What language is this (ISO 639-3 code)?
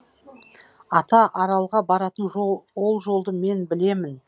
kaz